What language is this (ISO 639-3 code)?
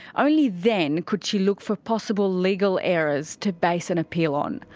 eng